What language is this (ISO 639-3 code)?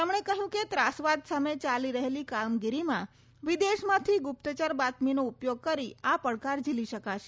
guj